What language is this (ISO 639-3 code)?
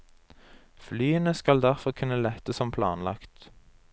nor